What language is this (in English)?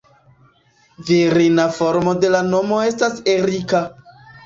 Esperanto